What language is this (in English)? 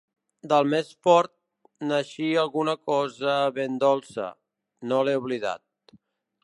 Catalan